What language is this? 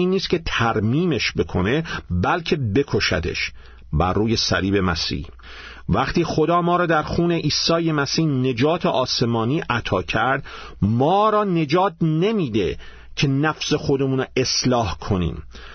Persian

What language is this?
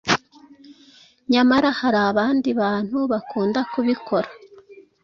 Kinyarwanda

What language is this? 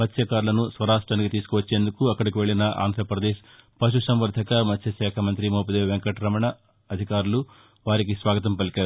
Telugu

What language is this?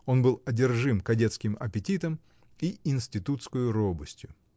Russian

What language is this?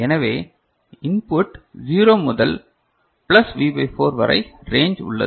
Tamil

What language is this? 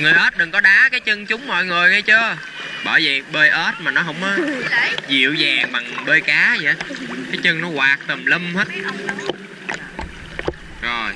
Vietnamese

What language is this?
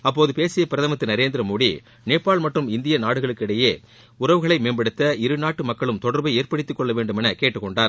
Tamil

